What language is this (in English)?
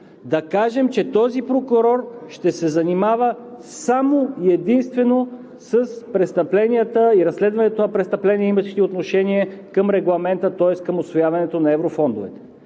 Bulgarian